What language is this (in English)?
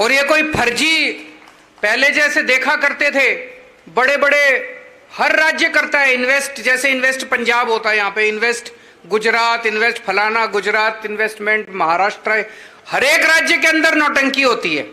Hindi